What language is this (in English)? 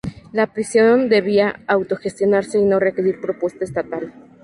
Spanish